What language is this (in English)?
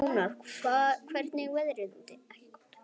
Icelandic